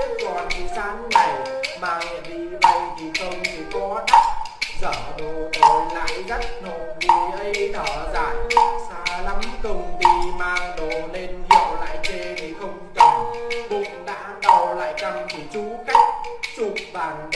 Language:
Vietnamese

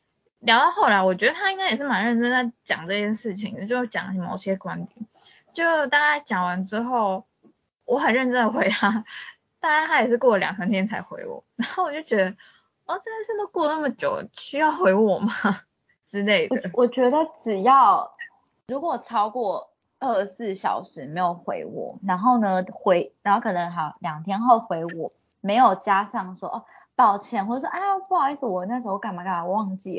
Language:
Chinese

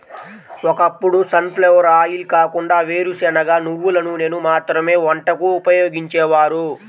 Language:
Telugu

